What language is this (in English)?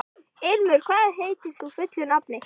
Icelandic